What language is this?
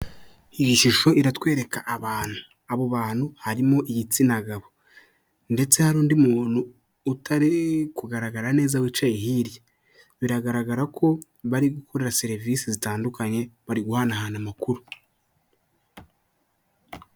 Kinyarwanda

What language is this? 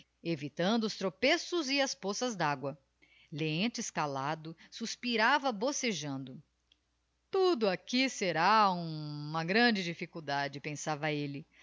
Portuguese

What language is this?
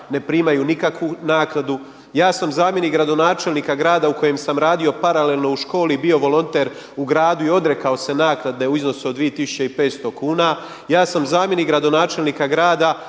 Croatian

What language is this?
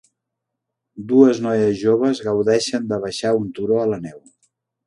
Catalan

